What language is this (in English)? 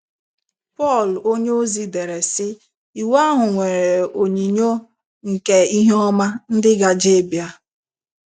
Igbo